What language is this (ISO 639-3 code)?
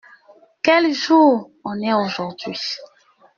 fra